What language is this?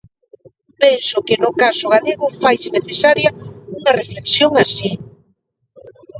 Galician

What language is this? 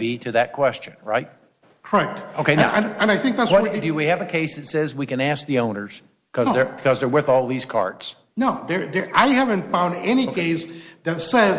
English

